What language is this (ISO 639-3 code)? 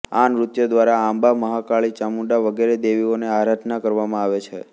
guj